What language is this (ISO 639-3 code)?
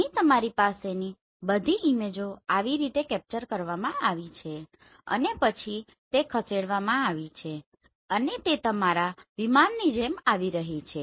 guj